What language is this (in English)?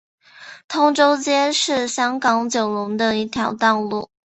Chinese